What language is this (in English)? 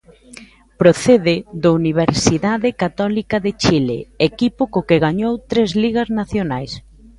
Galician